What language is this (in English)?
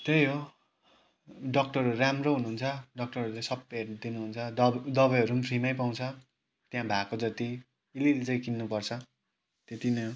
Nepali